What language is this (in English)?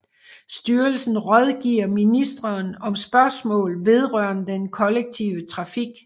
Danish